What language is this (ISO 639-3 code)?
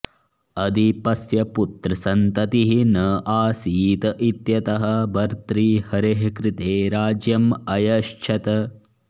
san